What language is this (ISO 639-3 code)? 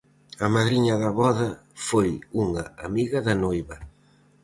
glg